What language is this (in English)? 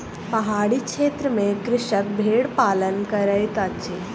Maithili